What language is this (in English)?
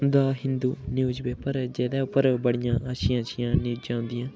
Dogri